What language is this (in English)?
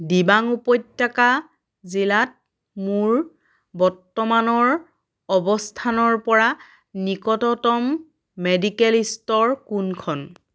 Assamese